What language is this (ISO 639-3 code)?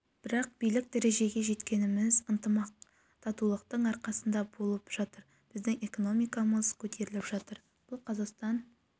kaz